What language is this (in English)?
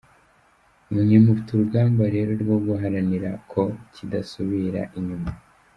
Kinyarwanda